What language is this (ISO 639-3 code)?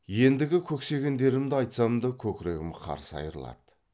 kaz